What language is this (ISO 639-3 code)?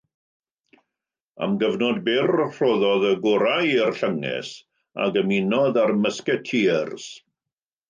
cym